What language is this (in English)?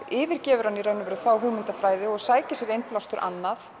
Icelandic